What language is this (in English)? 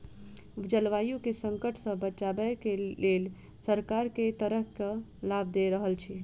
Maithili